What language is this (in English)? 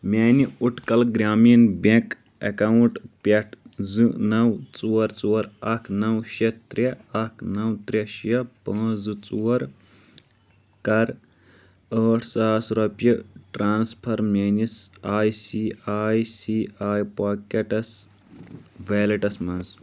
Kashmiri